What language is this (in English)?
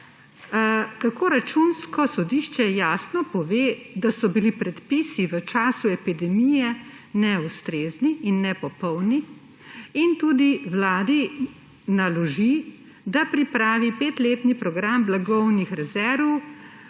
Slovenian